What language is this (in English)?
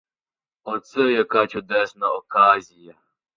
Ukrainian